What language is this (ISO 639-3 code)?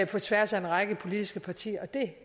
dan